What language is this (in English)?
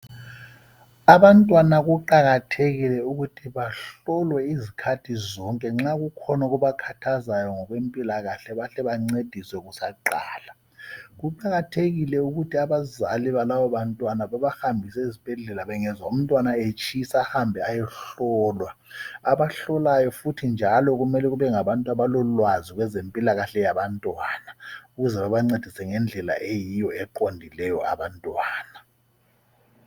North Ndebele